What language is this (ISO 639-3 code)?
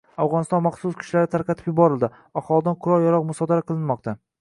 uzb